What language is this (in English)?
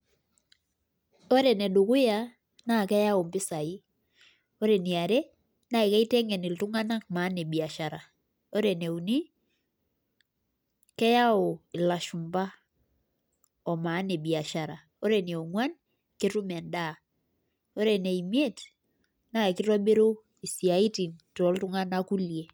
Masai